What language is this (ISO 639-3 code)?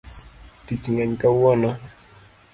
luo